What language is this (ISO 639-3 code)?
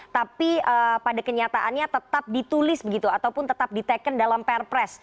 ind